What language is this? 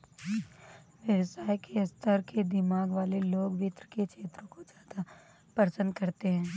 Hindi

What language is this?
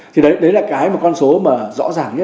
Vietnamese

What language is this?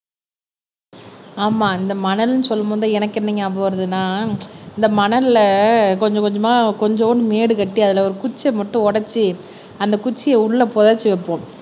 Tamil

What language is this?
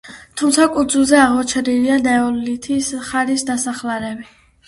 Georgian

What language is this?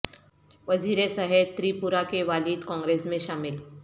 Urdu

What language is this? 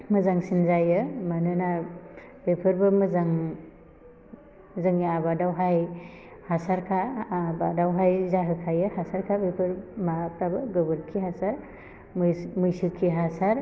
Bodo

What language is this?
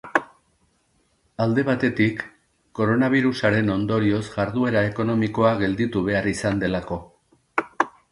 Basque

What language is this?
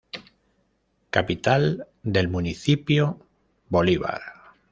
Spanish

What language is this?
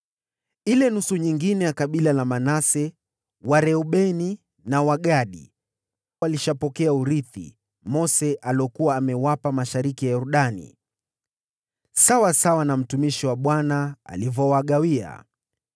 Swahili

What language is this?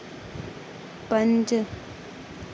Dogri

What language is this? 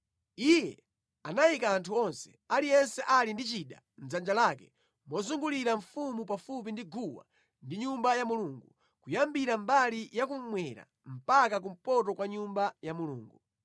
Nyanja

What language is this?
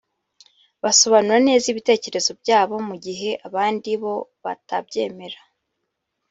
Kinyarwanda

